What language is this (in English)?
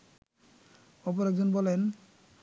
Bangla